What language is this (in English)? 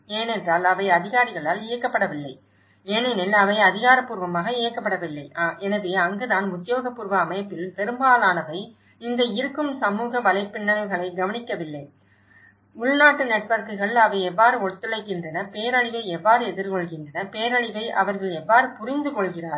Tamil